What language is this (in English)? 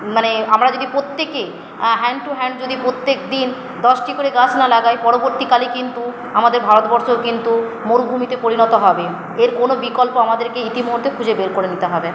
Bangla